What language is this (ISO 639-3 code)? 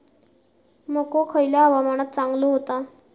mar